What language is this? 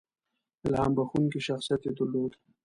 Pashto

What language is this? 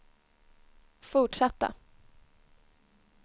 Swedish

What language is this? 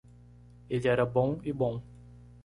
Portuguese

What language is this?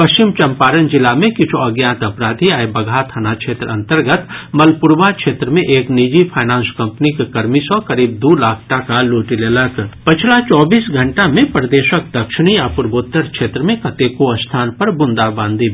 Maithili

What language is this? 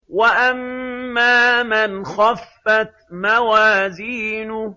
Arabic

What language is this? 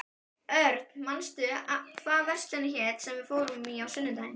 Icelandic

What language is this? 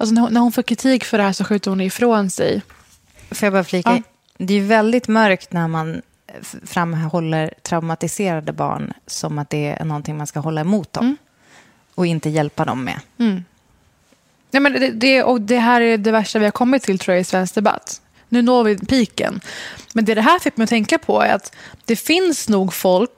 Swedish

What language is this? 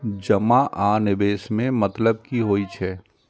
Maithili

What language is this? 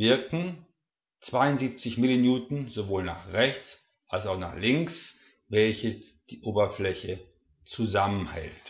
German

